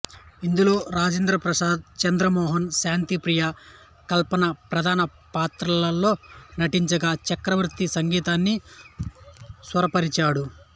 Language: Telugu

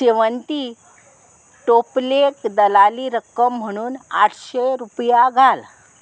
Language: Konkani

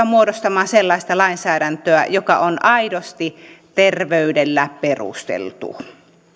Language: Finnish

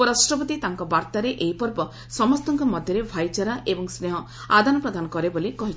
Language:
Odia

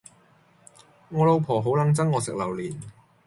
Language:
Cantonese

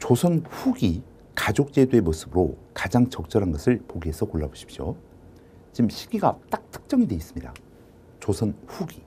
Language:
Korean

